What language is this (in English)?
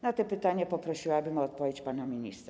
Polish